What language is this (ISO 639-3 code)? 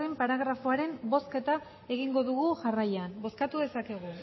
eus